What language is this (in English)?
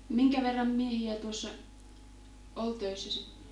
Finnish